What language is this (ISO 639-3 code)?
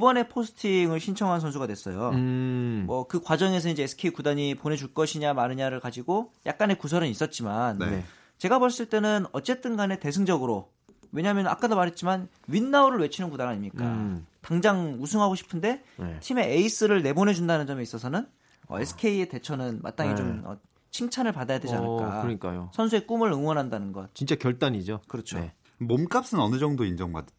kor